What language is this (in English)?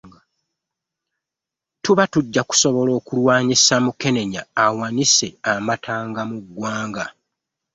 Ganda